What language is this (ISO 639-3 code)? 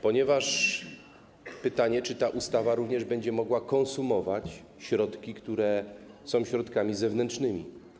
pol